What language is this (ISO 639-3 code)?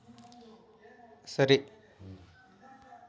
kan